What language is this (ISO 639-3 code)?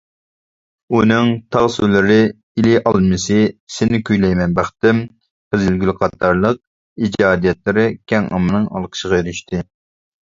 uig